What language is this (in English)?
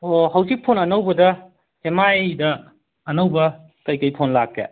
Manipuri